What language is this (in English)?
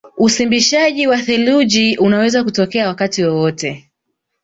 Swahili